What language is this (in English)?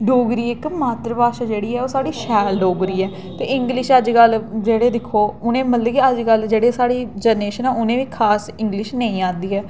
Dogri